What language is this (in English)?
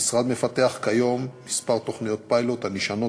Hebrew